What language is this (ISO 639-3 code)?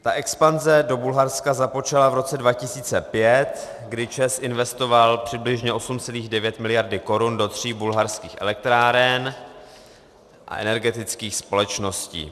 ces